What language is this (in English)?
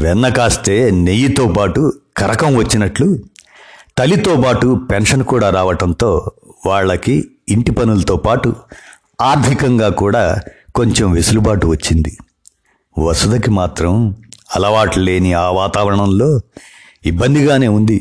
Telugu